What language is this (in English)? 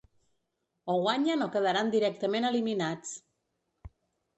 Catalan